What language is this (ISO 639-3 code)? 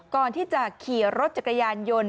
tha